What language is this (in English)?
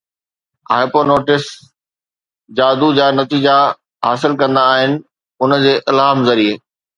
Sindhi